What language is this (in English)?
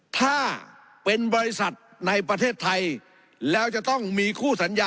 Thai